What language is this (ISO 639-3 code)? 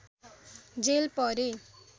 nep